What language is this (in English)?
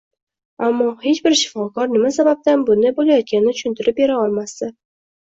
Uzbek